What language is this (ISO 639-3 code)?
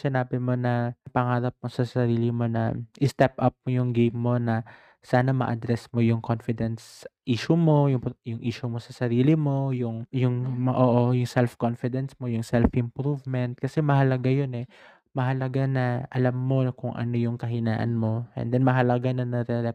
fil